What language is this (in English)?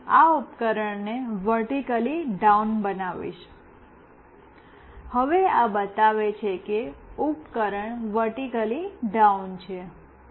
Gujarati